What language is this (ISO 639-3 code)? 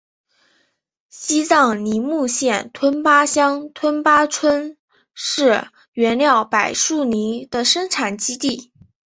zho